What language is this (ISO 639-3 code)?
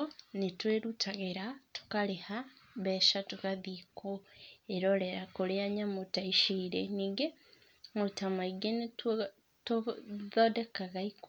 kik